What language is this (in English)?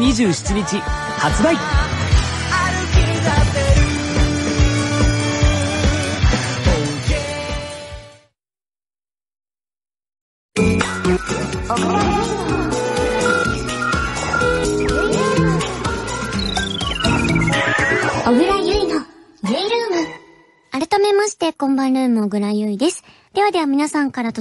Japanese